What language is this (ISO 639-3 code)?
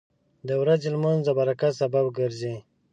pus